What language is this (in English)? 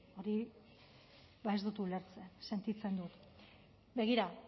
Basque